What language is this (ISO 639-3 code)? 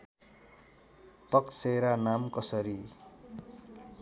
nep